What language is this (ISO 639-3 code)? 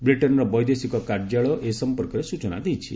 ori